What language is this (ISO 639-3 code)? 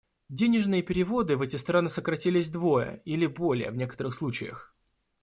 rus